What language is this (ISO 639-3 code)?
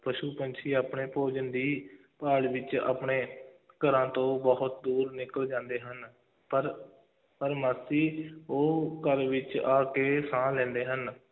pan